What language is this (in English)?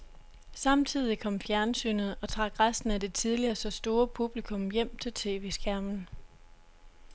Danish